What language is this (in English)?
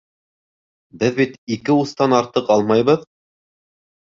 Bashkir